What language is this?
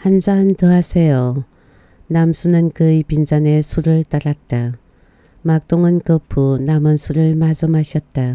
Korean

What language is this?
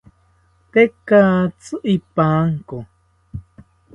South Ucayali Ashéninka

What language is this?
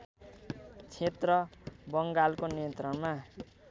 Nepali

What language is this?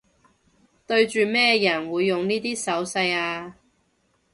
Cantonese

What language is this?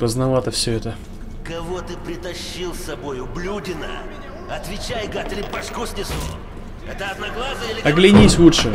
Russian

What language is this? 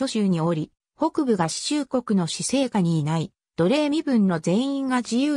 Japanese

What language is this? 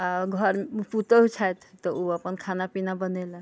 Maithili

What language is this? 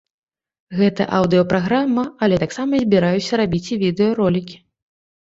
Belarusian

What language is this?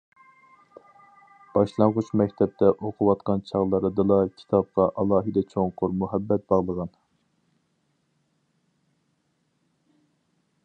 Uyghur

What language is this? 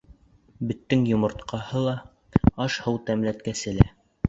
Bashkir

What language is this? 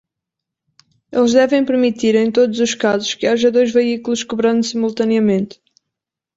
Portuguese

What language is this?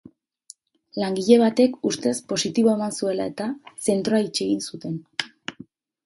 Basque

